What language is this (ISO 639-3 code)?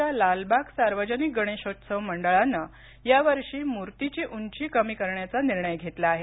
mar